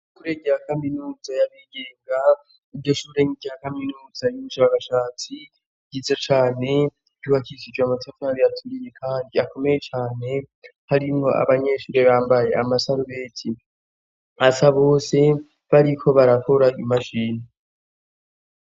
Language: Rundi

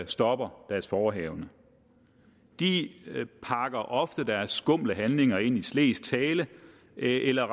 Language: Danish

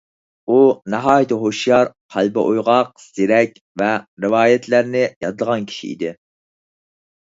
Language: Uyghur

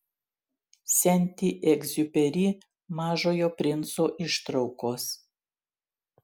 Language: Lithuanian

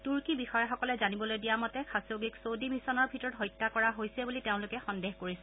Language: Assamese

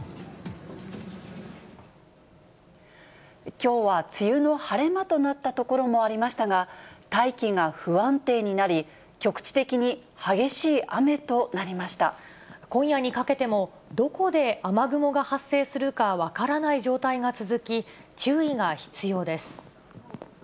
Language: Japanese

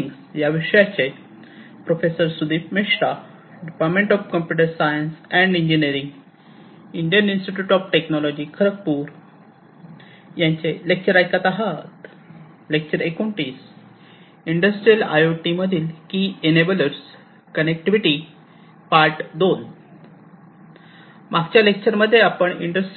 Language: Marathi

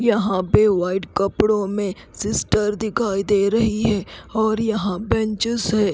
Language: Hindi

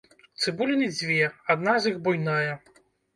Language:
Belarusian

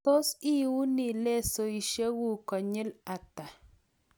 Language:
Kalenjin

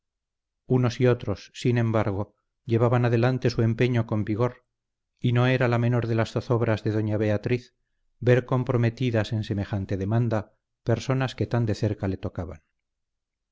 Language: Spanish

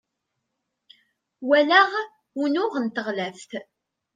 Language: Kabyle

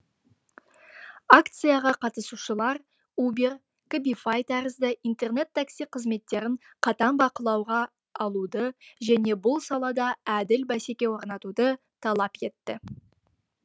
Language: Kazakh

